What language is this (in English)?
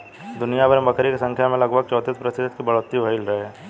Bhojpuri